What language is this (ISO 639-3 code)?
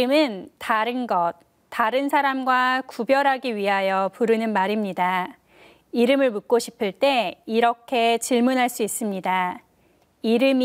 kor